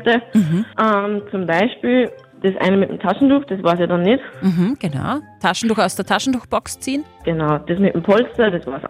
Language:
German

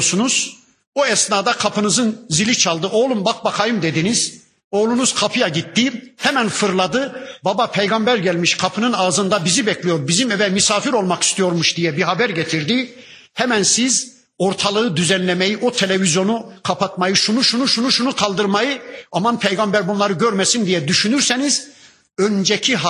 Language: Turkish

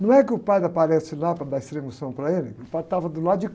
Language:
Portuguese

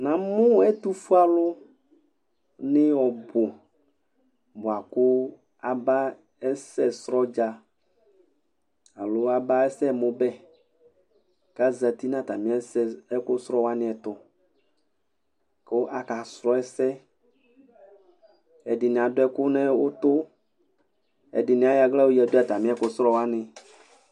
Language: Ikposo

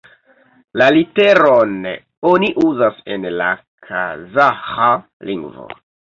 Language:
Esperanto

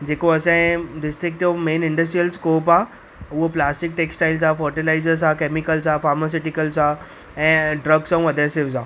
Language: Sindhi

